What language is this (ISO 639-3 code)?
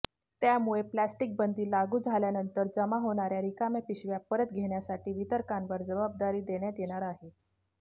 mar